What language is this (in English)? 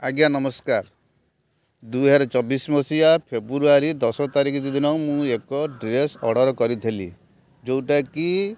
Odia